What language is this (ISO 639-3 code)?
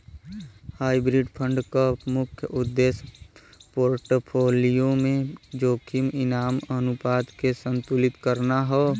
bho